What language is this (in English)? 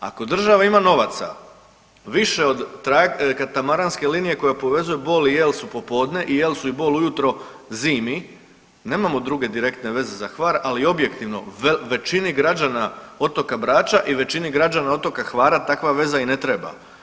Croatian